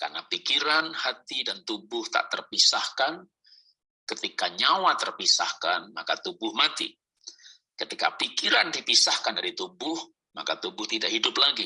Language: Indonesian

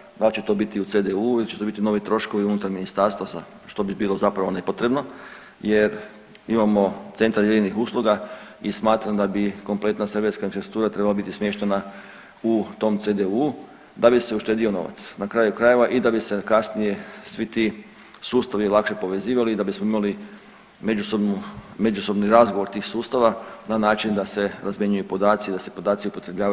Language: Croatian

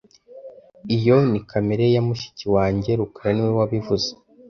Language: Kinyarwanda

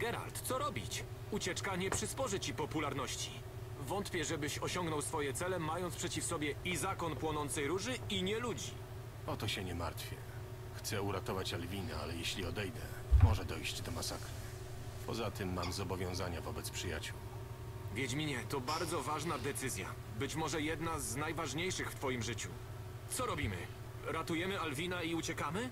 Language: Polish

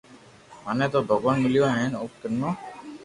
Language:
Loarki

